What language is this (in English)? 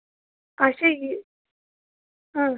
Kashmiri